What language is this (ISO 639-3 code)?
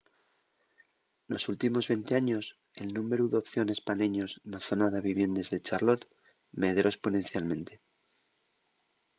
ast